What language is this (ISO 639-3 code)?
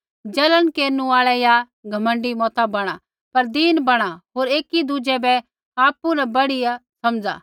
kfx